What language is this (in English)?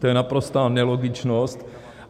Czech